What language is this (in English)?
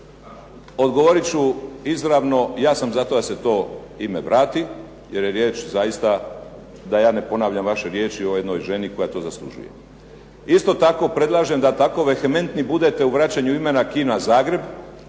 Croatian